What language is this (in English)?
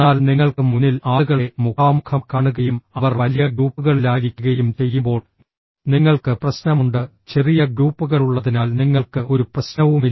Malayalam